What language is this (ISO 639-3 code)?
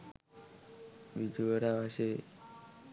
sin